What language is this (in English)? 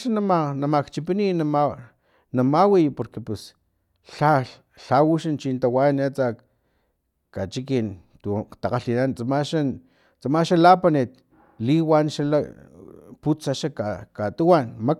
Filomena Mata-Coahuitlán Totonac